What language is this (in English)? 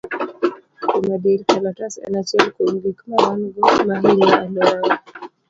Luo (Kenya and Tanzania)